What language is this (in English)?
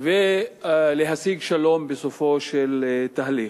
Hebrew